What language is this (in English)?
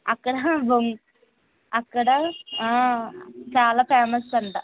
Telugu